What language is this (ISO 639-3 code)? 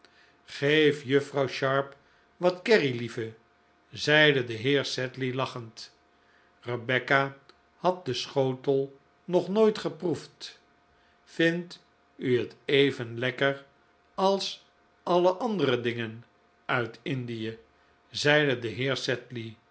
nld